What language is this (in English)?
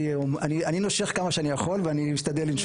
Hebrew